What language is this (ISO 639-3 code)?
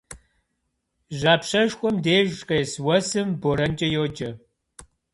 kbd